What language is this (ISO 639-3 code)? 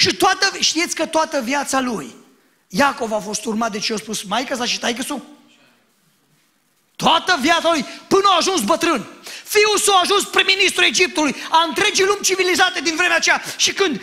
ron